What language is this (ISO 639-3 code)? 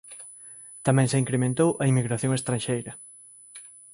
glg